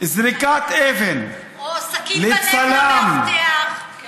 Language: Hebrew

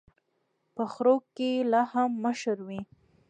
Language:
Pashto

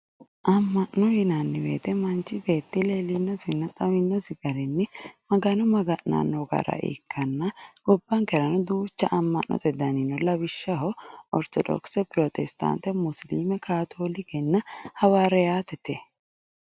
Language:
Sidamo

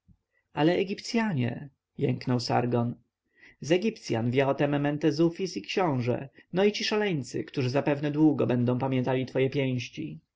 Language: Polish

